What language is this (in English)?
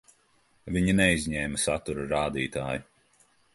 Latvian